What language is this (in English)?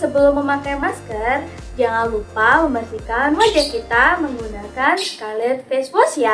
Indonesian